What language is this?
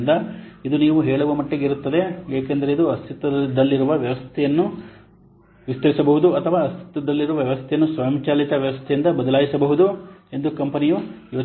Kannada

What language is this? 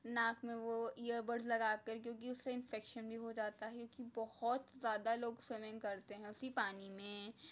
Urdu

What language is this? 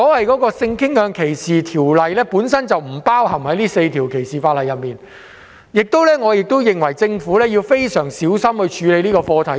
Cantonese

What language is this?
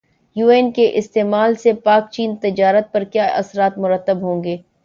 Urdu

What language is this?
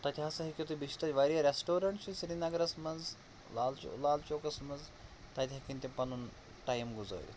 Kashmiri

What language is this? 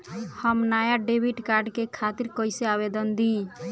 Bhojpuri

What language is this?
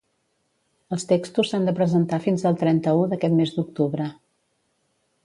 Catalan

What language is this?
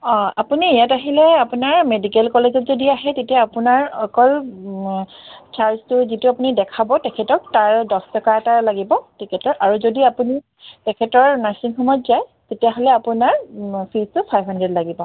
Assamese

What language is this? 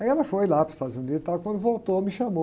Portuguese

